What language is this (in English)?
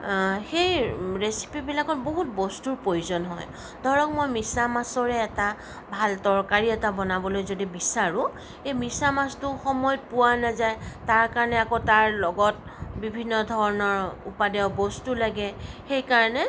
Assamese